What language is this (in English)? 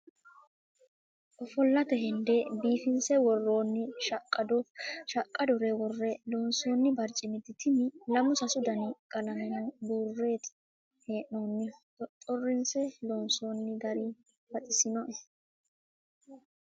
Sidamo